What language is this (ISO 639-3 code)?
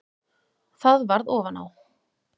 isl